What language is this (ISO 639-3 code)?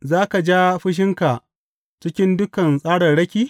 hau